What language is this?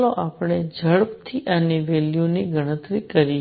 Gujarati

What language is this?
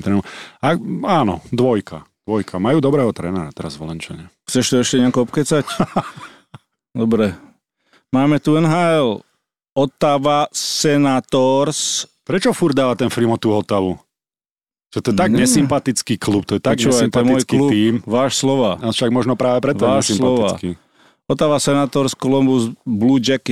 Slovak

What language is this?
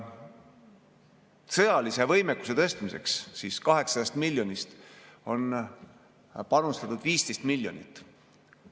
Estonian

